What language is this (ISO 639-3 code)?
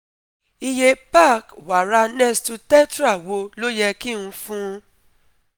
yor